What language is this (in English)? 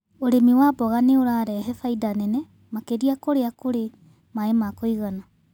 Kikuyu